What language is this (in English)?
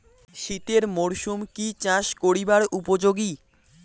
Bangla